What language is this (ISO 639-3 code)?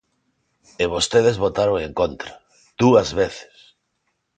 glg